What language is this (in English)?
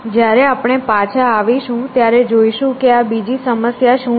Gujarati